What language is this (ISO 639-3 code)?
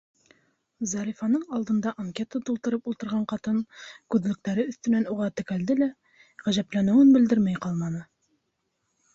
bak